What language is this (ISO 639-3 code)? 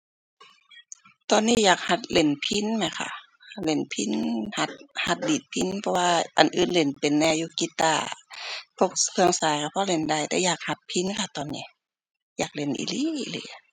tha